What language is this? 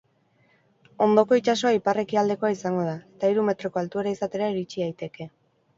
Basque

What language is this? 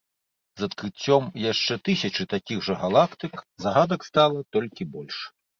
Belarusian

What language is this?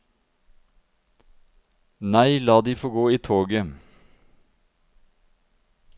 Norwegian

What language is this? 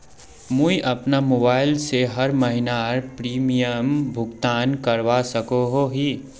Magahi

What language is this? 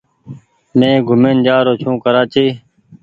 Goaria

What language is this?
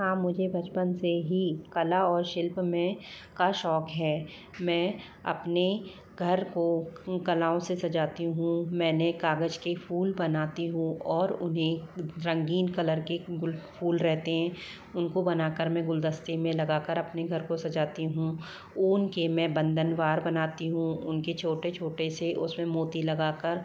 Hindi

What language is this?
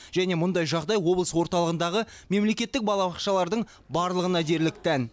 Kazakh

